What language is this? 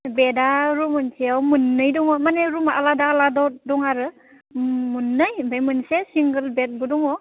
Bodo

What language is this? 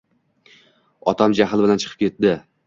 Uzbek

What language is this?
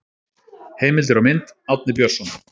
Icelandic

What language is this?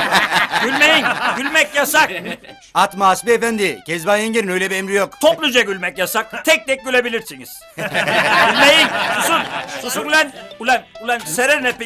Turkish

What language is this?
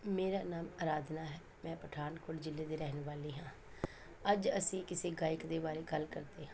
Punjabi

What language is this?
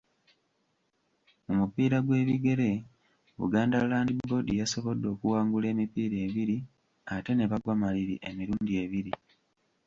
Ganda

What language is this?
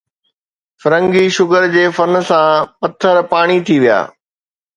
Sindhi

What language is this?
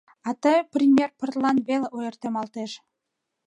Mari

